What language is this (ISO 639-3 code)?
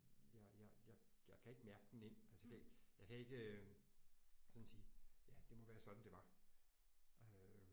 dan